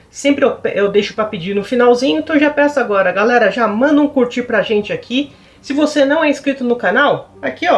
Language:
Portuguese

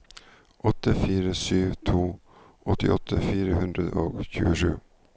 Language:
Norwegian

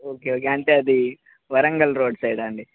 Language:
Telugu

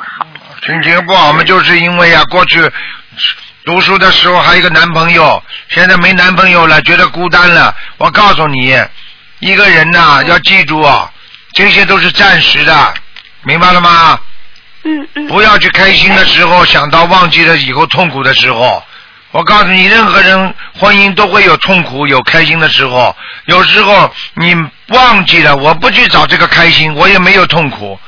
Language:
Chinese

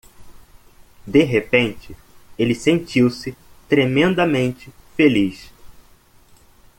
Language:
Portuguese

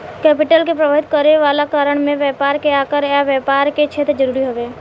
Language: Bhojpuri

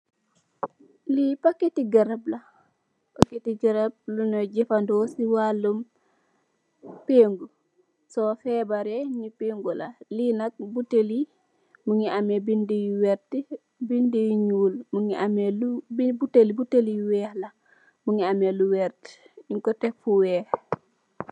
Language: Wolof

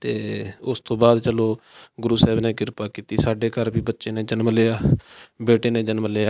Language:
Punjabi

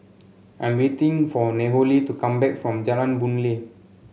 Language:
English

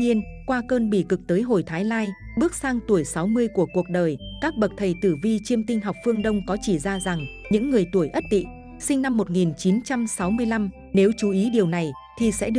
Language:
Vietnamese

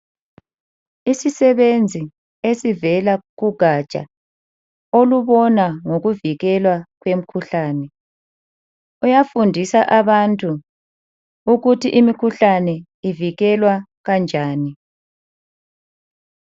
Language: North Ndebele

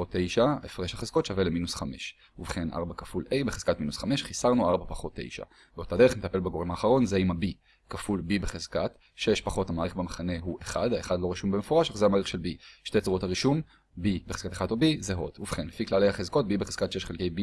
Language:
Hebrew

